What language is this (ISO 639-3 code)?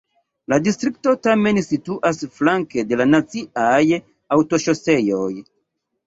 epo